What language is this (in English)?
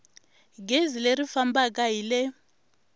Tsonga